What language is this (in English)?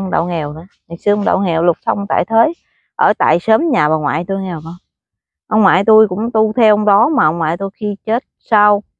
Vietnamese